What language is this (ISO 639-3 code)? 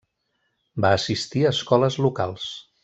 cat